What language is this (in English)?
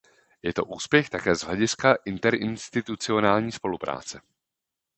Czech